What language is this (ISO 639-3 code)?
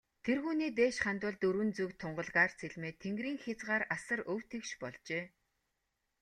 mon